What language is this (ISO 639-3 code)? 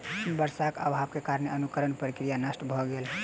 mai